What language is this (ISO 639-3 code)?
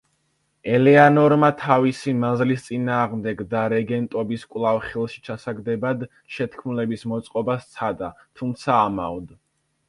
kat